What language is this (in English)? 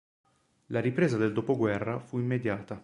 Italian